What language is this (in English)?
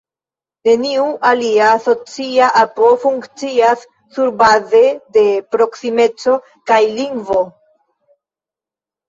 Esperanto